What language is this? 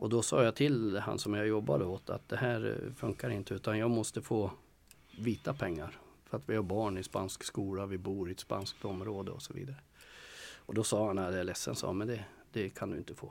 Swedish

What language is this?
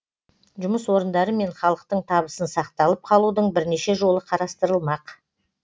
Kazakh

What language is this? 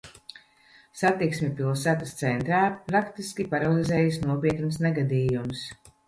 Latvian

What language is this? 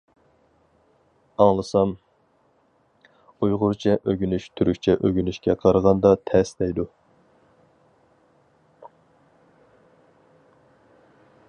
Uyghur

